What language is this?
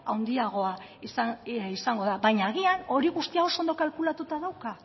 Basque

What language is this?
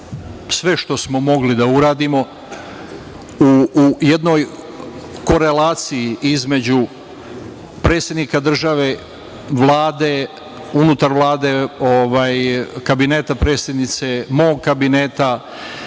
Serbian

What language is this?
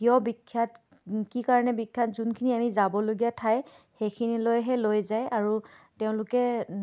Assamese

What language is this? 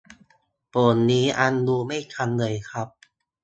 Thai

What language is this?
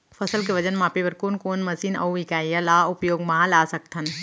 Chhattisgarhi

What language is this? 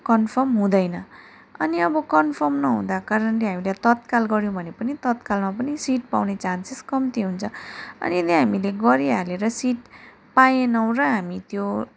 Nepali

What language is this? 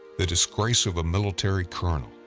English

